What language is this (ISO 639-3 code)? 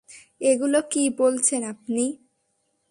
ben